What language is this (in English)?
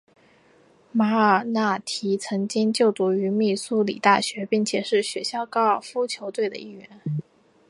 Chinese